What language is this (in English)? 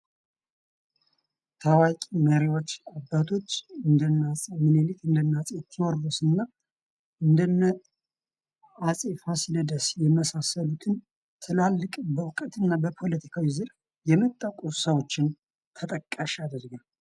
Amharic